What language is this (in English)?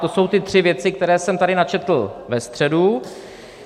Czech